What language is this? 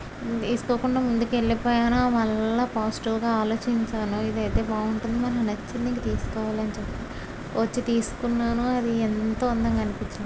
Telugu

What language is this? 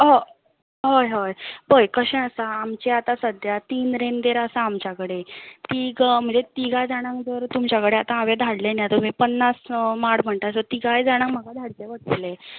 Konkani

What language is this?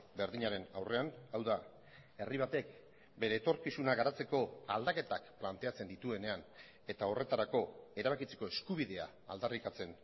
Basque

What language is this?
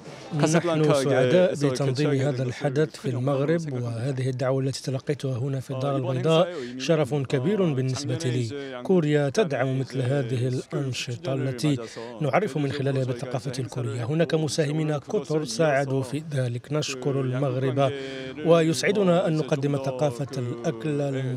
Arabic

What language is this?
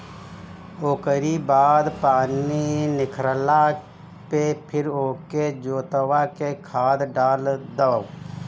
Bhojpuri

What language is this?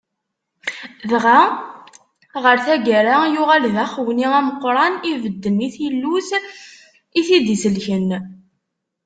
Kabyle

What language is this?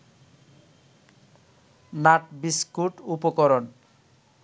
Bangla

